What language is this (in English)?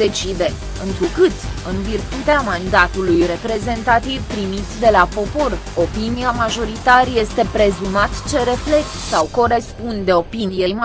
Romanian